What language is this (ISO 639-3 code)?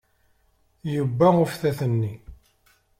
kab